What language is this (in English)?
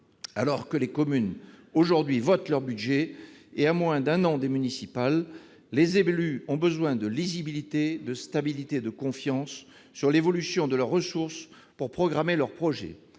French